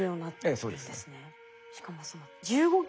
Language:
Japanese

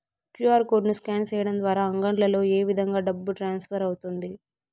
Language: Telugu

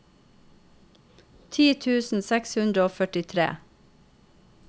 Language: Norwegian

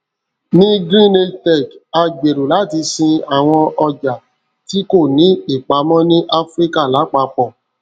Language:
Yoruba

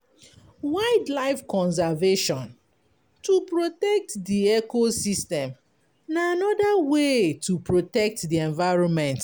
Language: Nigerian Pidgin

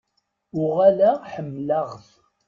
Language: Kabyle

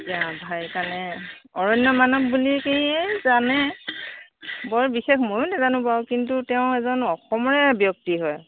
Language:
Assamese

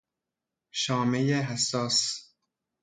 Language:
Persian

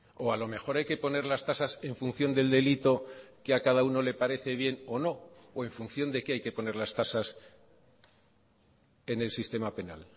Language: Spanish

